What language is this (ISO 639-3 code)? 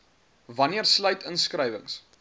afr